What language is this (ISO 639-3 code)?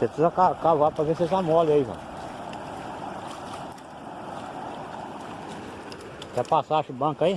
por